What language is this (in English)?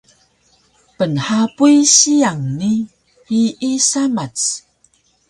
Taroko